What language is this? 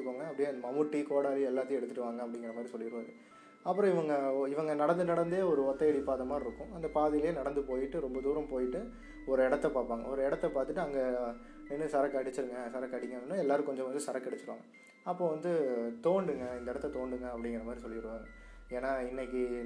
Tamil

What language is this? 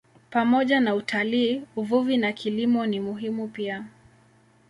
Swahili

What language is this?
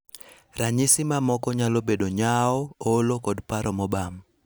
Luo (Kenya and Tanzania)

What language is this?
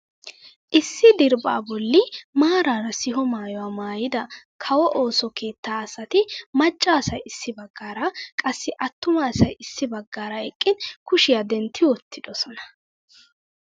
Wolaytta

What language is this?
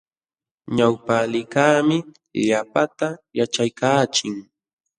Jauja Wanca Quechua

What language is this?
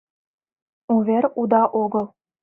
Mari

